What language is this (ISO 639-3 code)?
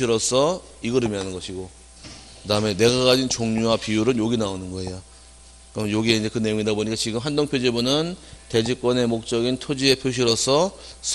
kor